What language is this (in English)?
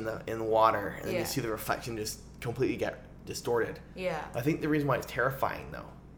English